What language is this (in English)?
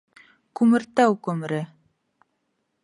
Bashkir